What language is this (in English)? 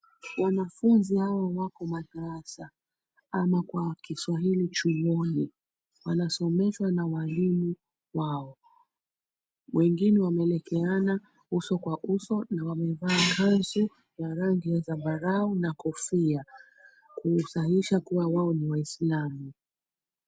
Swahili